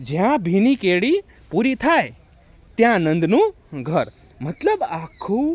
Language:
Gujarati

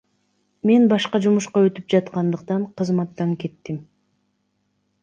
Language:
Kyrgyz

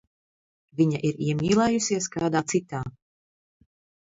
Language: Latvian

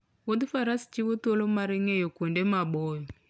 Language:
Luo (Kenya and Tanzania)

